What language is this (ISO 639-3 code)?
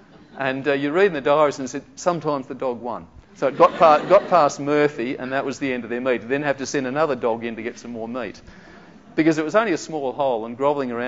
eng